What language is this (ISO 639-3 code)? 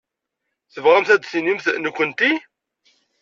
kab